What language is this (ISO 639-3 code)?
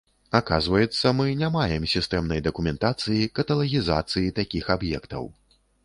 bel